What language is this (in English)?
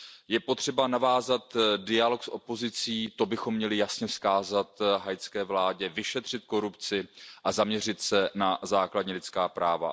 Czech